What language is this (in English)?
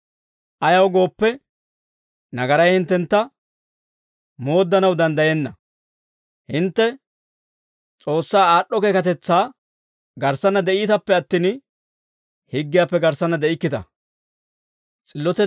Dawro